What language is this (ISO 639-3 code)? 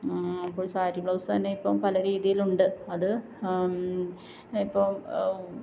mal